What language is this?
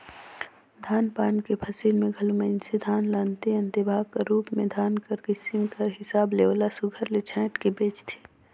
Chhattisgarhi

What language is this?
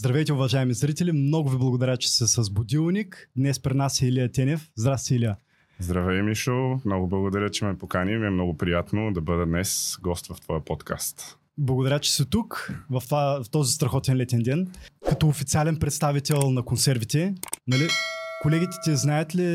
Bulgarian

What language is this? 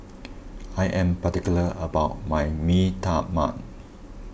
English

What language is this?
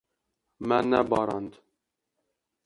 Kurdish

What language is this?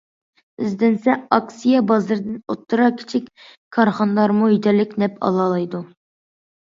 Uyghur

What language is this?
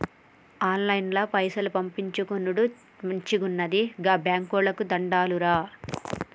Telugu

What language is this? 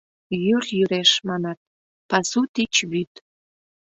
Mari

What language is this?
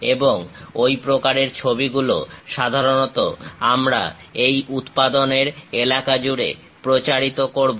Bangla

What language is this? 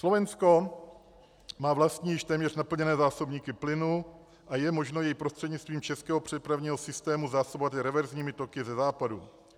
Czech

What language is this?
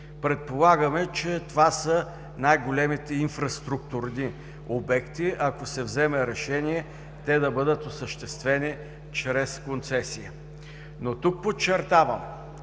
Bulgarian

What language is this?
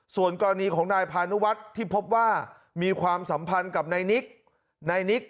Thai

